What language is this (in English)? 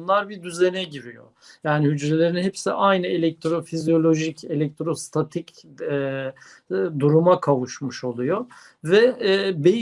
Turkish